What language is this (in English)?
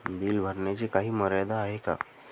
Marathi